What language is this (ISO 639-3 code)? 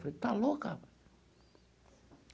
por